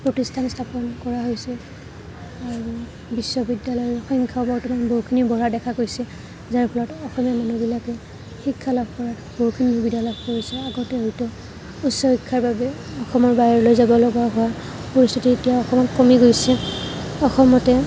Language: Assamese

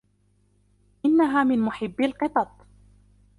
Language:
Arabic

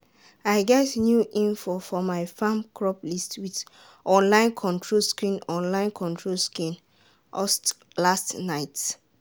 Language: Nigerian Pidgin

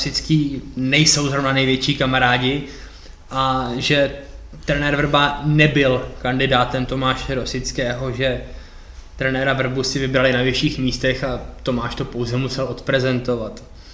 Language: Czech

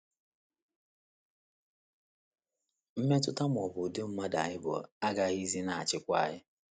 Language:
Igbo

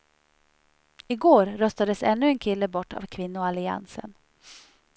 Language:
Swedish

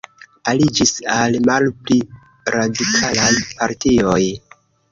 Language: Esperanto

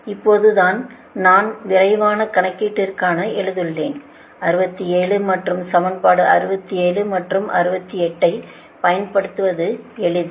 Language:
Tamil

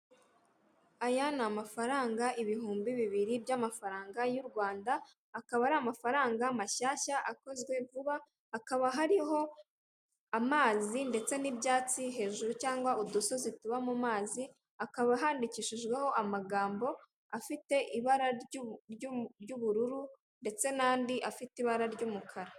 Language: Kinyarwanda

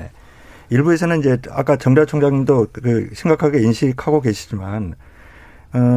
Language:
Korean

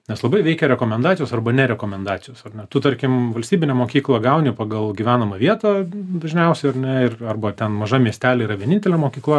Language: Lithuanian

